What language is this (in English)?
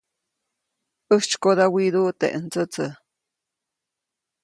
Copainalá Zoque